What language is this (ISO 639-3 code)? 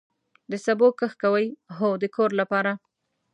pus